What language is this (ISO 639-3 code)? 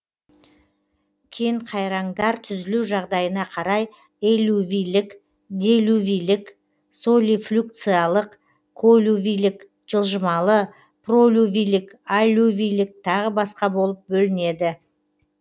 kaz